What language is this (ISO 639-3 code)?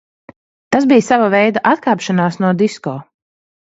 lav